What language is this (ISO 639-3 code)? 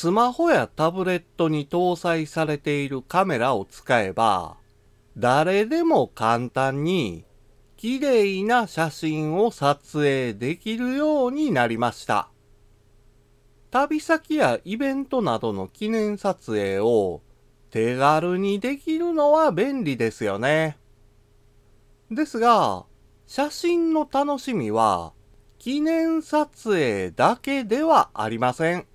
jpn